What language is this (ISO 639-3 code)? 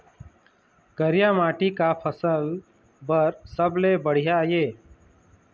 hne